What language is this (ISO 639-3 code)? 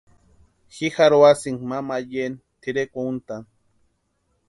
pua